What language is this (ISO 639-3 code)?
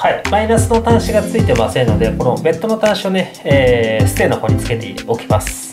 jpn